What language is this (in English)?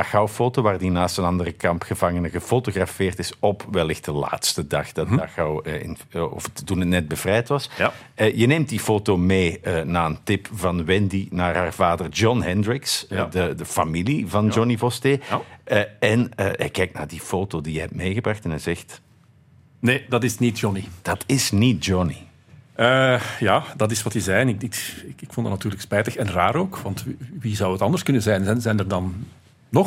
Dutch